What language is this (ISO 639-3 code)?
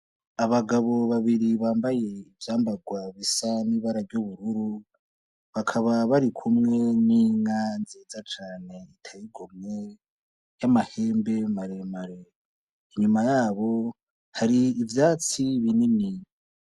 run